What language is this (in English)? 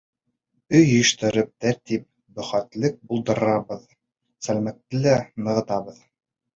Bashkir